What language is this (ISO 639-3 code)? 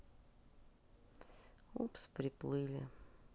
rus